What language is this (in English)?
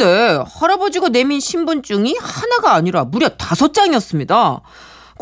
Korean